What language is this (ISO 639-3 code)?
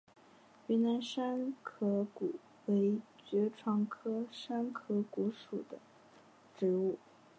zho